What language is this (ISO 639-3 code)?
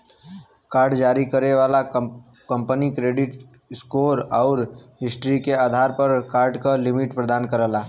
bho